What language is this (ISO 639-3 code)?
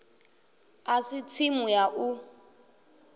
ven